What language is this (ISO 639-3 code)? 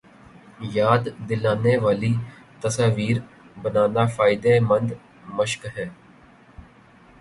urd